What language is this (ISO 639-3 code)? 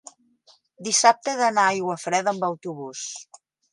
cat